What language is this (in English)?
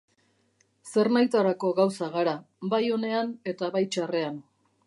Basque